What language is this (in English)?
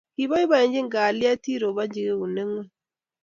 Kalenjin